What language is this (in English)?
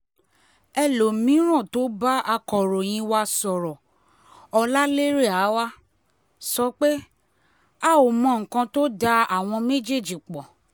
Yoruba